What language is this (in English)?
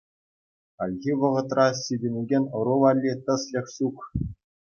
Chuvash